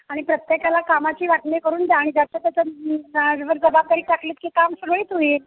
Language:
Marathi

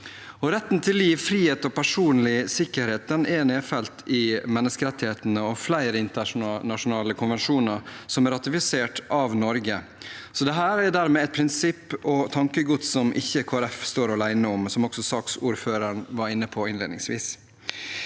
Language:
Norwegian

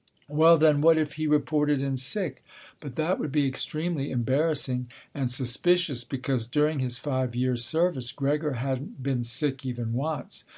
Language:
English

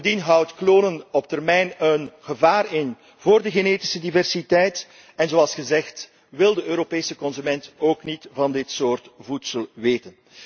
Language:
Dutch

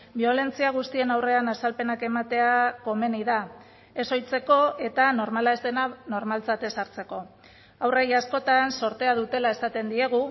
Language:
Basque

